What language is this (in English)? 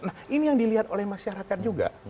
Indonesian